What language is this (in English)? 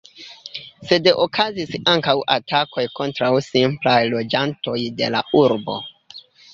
Esperanto